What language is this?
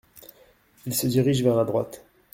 French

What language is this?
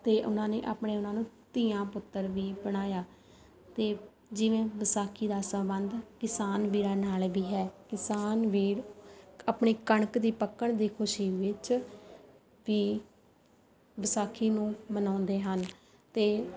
Punjabi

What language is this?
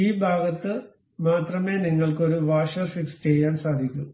Malayalam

